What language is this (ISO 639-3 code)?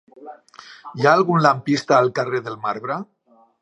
cat